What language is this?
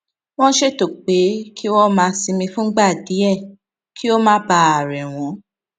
Yoruba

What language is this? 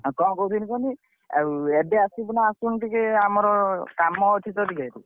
Odia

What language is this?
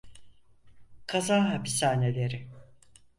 Turkish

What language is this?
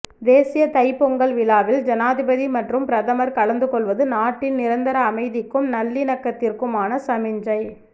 Tamil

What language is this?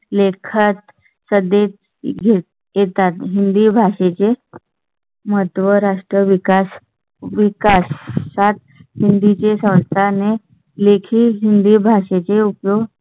Marathi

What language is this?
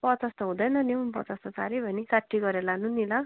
Nepali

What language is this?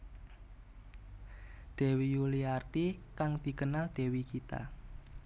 Javanese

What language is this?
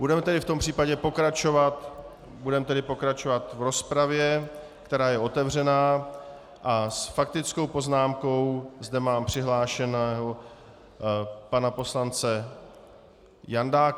Czech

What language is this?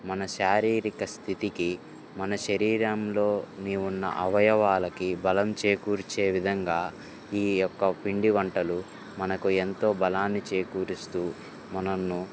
Telugu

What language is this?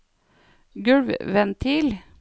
Norwegian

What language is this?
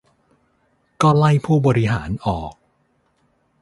Thai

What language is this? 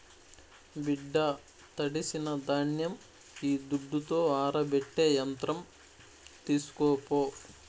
Telugu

